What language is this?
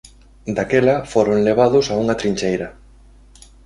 Galician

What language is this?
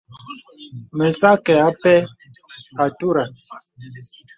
Bebele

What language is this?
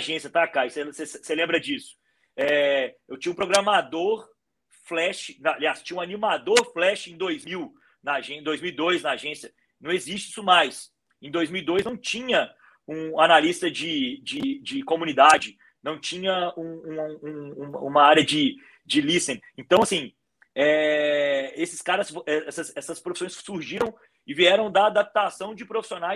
Portuguese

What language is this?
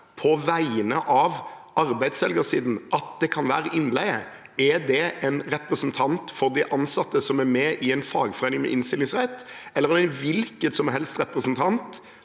Norwegian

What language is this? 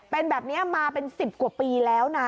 Thai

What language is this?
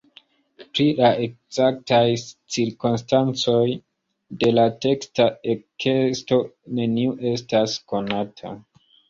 Esperanto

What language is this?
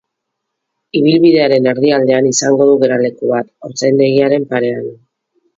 Basque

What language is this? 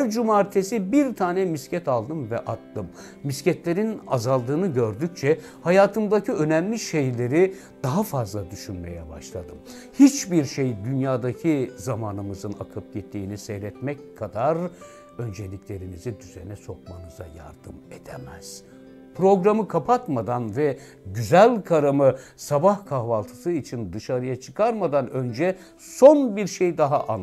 Turkish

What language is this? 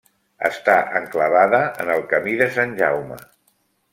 Catalan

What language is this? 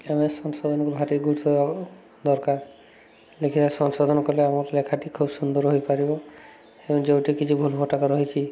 Odia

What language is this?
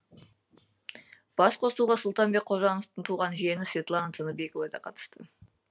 Kazakh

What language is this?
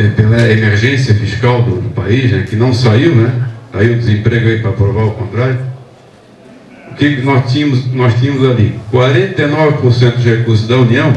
Portuguese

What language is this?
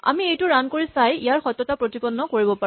Assamese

